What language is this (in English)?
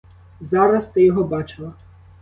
Ukrainian